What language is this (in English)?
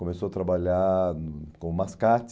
Portuguese